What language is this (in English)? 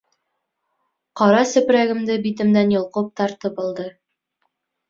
Bashkir